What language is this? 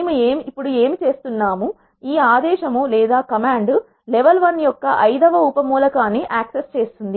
Telugu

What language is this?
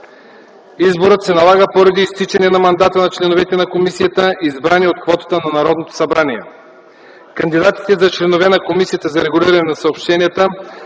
Bulgarian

